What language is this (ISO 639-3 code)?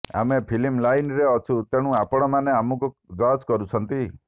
ori